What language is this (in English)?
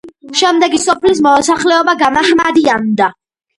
Georgian